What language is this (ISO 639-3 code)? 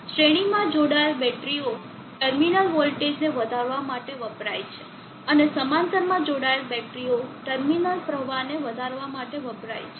guj